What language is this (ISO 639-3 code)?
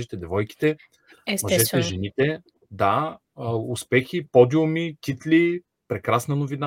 bul